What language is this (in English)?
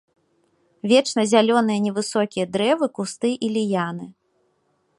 Belarusian